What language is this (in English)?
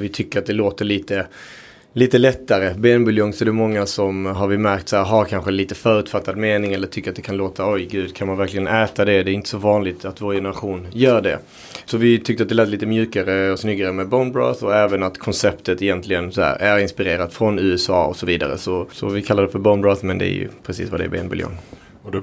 Swedish